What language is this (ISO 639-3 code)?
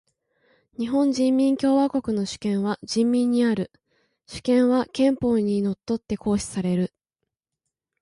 jpn